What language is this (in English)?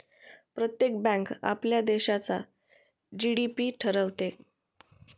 Marathi